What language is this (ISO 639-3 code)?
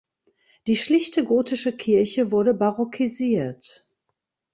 deu